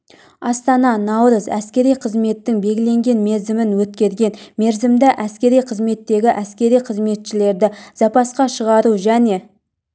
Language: Kazakh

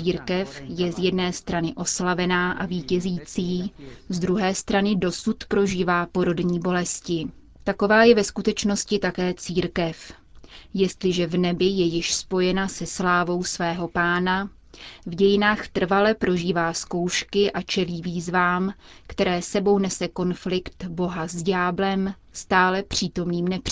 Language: Czech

